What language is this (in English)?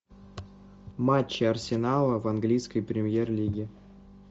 Russian